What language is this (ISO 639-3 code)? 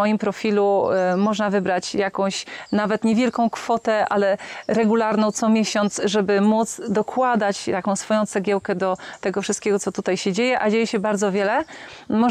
pol